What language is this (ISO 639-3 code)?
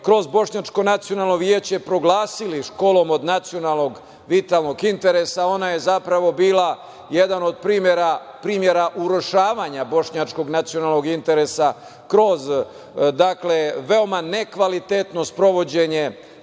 srp